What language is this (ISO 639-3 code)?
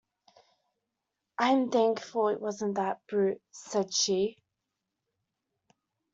eng